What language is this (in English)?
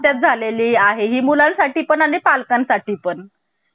Marathi